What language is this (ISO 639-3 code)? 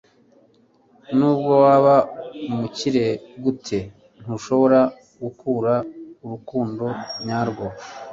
kin